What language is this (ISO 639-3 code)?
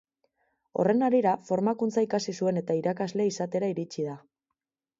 eus